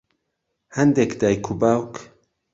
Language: Central Kurdish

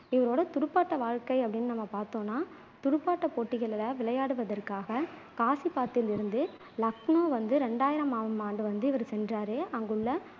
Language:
Tamil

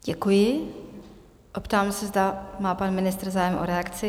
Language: Czech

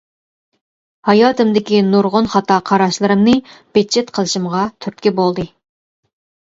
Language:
Uyghur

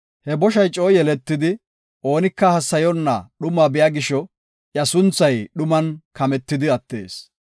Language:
Gofa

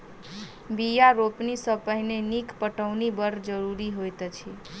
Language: Maithili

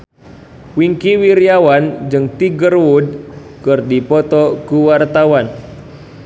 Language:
Sundanese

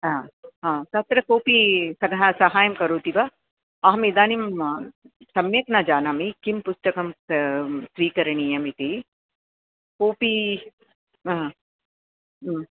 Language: Sanskrit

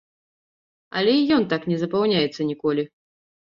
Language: Belarusian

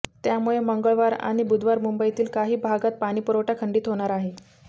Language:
Marathi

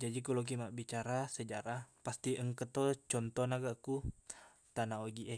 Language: Buginese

